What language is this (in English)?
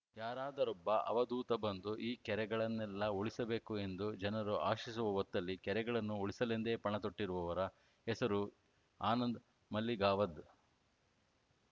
Kannada